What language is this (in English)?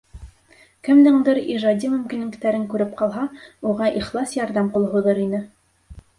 Bashkir